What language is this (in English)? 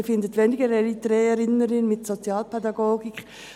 Swiss German